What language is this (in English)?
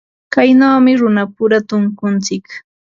Ambo-Pasco Quechua